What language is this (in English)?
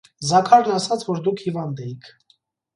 Armenian